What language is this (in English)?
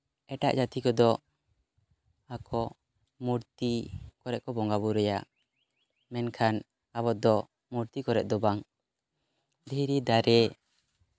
Santali